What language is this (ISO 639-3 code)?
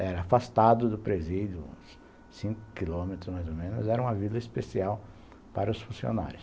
por